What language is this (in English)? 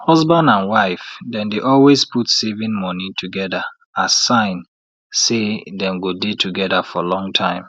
Nigerian Pidgin